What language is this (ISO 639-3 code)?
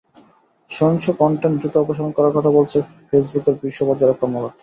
ben